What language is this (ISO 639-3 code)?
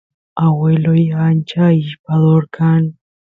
qus